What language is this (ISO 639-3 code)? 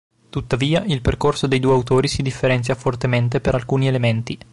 ita